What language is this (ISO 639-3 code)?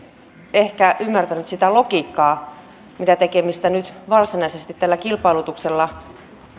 fin